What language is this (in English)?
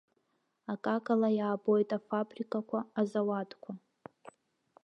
Abkhazian